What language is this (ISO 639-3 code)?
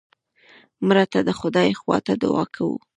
pus